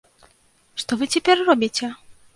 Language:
Belarusian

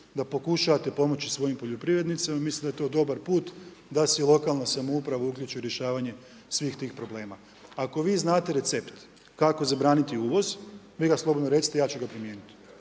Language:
Croatian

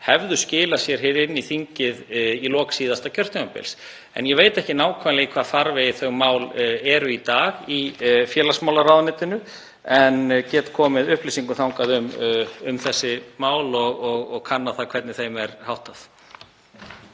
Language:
Icelandic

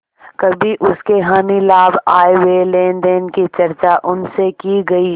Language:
Hindi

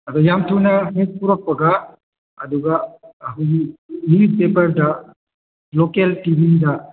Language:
Manipuri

